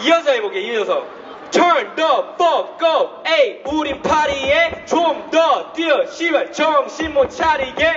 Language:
Korean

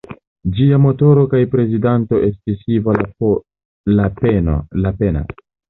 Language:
Esperanto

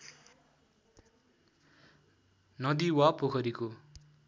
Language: Nepali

